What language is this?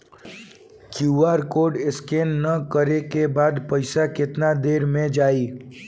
Bhojpuri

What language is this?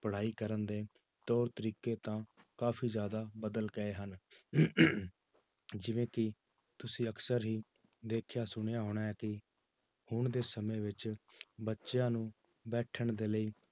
Punjabi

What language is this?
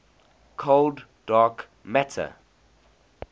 English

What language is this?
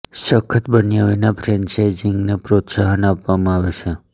Gujarati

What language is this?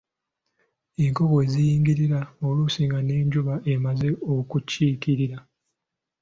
Ganda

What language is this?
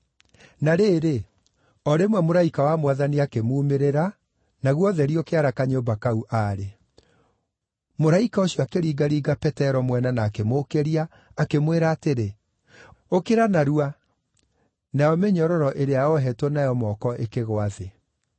Kikuyu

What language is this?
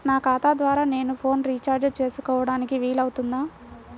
Telugu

